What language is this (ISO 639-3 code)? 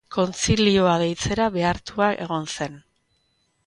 eus